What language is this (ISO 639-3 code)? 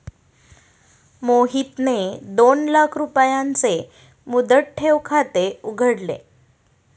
mar